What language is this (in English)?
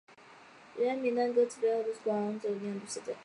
Chinese